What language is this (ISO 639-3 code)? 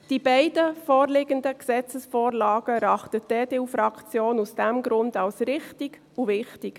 gsw